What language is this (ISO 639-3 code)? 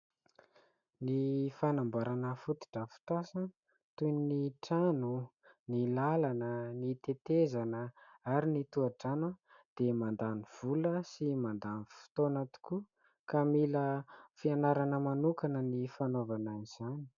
mlg